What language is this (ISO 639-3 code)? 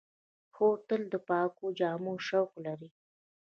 pus